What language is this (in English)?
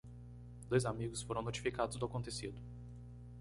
Portuguese